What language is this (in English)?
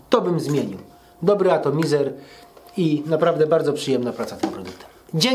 Polish